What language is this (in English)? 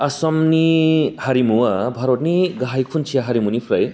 Bodo